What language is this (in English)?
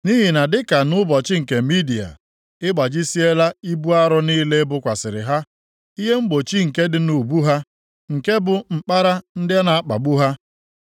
Igbo